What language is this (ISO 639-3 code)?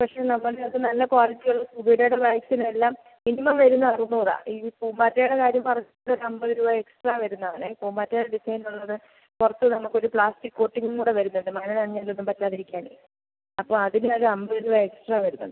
mal